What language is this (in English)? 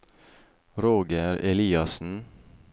Norwegian